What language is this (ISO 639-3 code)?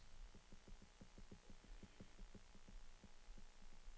swe